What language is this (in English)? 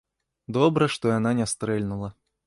Belarusian